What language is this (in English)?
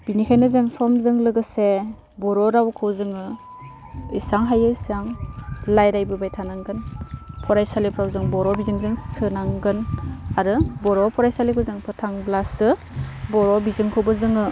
Bodo